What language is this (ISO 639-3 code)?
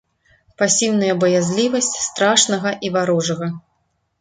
bel